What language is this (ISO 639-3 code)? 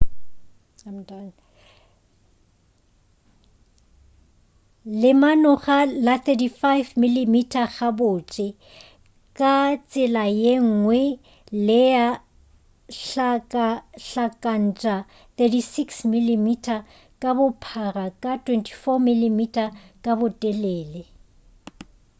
nso